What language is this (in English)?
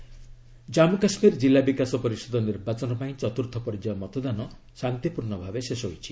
Odia